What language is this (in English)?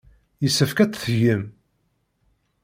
Kabyle